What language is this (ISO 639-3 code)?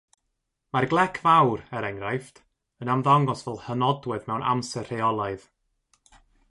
cym